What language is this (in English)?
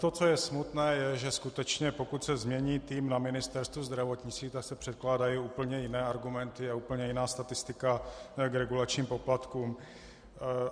Czech